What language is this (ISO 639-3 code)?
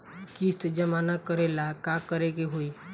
bho